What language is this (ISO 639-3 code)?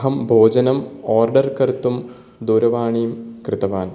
san